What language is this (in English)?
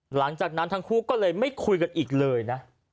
Thai